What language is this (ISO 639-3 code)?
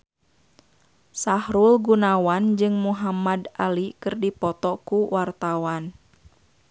sun